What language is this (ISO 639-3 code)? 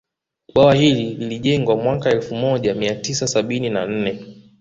swa